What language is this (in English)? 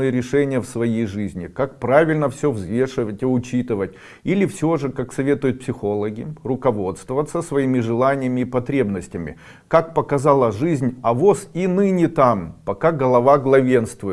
Russian